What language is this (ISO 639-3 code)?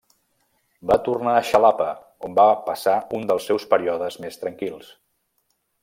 cat